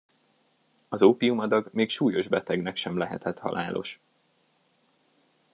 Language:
Hungarian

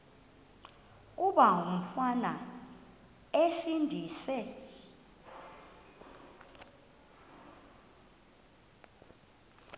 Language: Xhosa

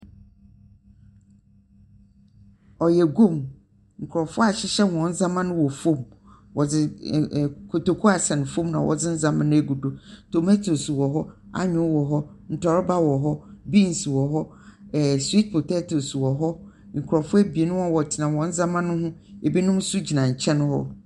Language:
Akan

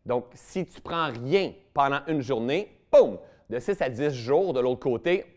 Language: French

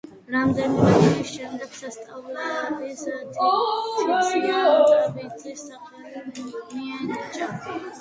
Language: Georgian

